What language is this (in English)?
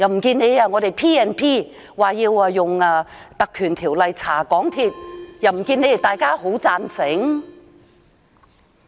Cantonese